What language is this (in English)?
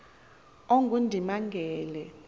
Xhosa